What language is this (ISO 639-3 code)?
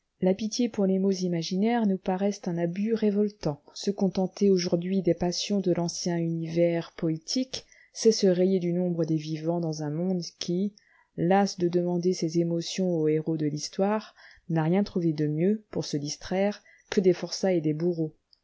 fra